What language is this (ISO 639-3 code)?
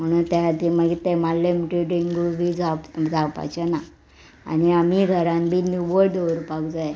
kok